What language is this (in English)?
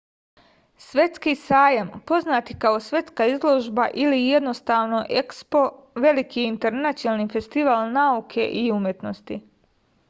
Serbian